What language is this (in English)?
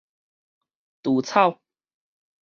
Min Nan Chinese